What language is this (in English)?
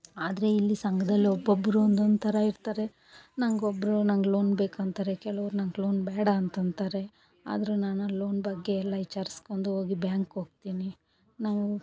Kannada